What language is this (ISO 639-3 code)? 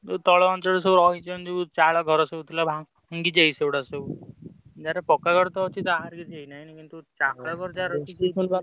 ori